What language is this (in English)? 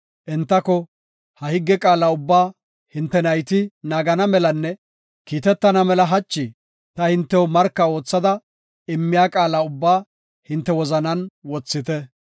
Gofa